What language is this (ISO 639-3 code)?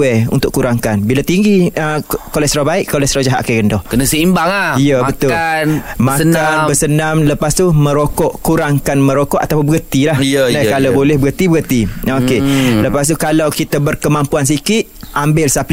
msa